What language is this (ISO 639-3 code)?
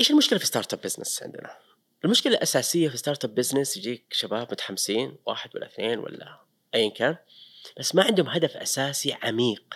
ara